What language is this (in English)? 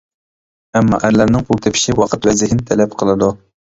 Uyghur